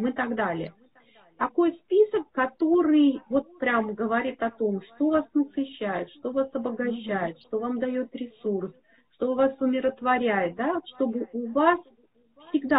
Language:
Russian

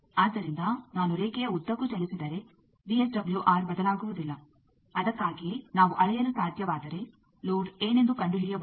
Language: Kannada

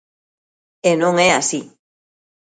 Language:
Galician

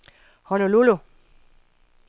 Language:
Danish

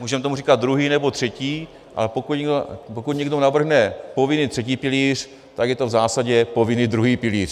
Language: Czech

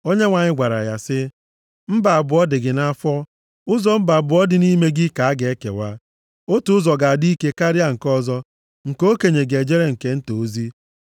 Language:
Igbo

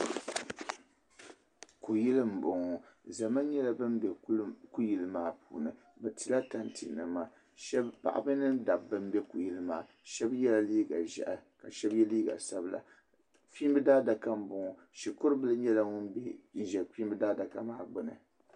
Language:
Dagbani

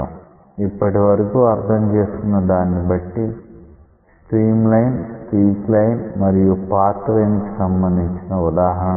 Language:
Telugu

